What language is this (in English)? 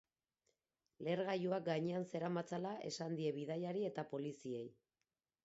Basque